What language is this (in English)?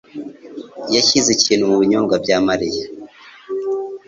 Kinyarwanda